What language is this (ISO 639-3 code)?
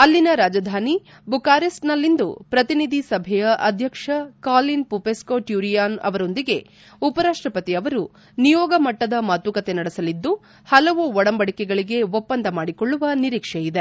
kan